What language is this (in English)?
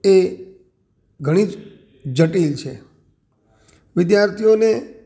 Gujarati